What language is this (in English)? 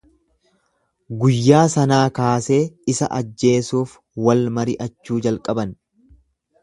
Oromo